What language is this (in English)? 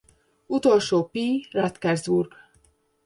Hungarian